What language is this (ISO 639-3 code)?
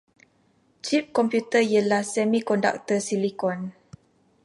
msa